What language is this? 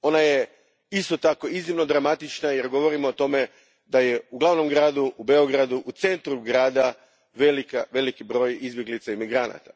Croatian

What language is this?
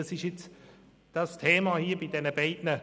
Swiss German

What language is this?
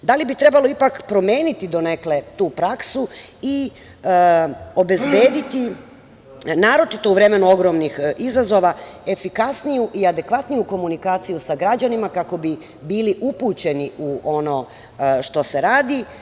Serbian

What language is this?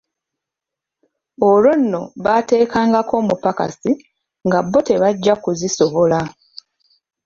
Ganda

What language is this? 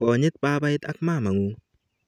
Kalenjin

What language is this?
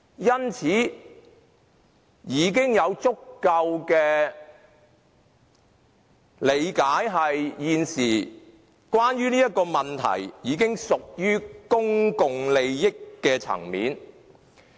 Cantonese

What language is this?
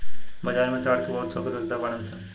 Bhojpuri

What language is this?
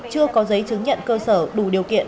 Vietnamese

